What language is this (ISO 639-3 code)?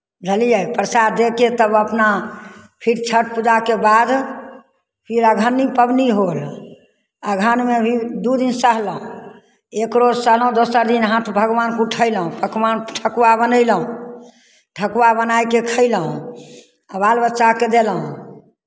mai